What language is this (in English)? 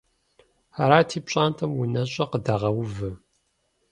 Kabardian